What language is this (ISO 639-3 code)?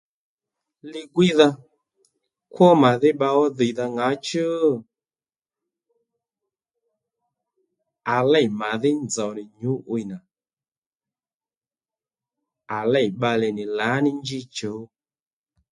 led